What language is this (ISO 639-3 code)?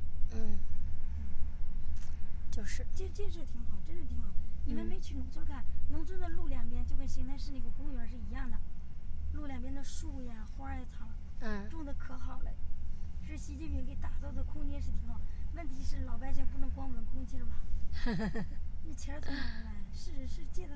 zho